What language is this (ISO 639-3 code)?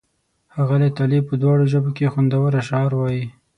pus